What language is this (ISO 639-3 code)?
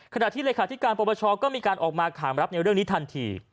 tha